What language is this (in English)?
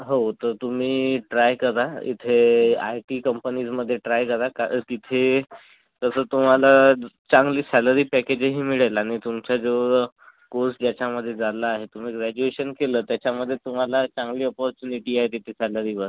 Marathi